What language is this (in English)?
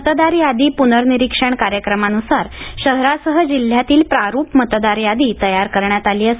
Marathi